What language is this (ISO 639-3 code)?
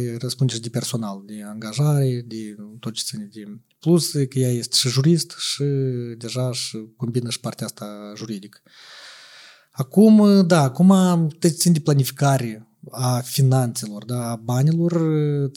ron